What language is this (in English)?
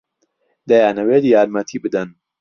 Central Kurdish